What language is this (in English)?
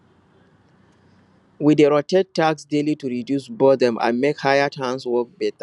Nigerian Pidgin